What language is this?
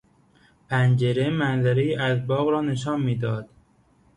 Persian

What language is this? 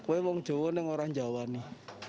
Indonesian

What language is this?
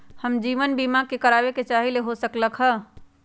Magahi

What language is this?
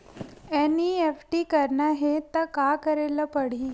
Chhattisgarhi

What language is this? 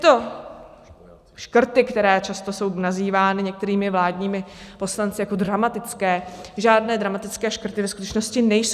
Czech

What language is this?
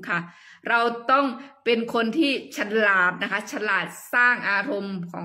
Thai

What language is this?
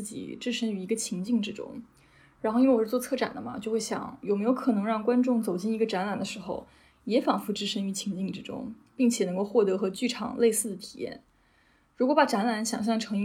Chinese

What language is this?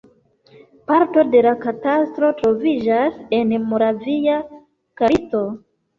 Esperanto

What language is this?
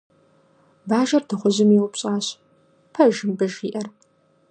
Kabardian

